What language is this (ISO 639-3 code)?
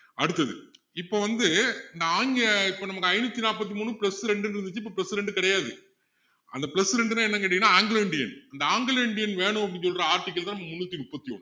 tam